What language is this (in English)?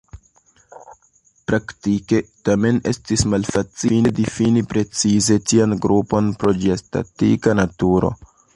Esperanto